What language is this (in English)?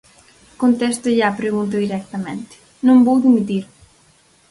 Galician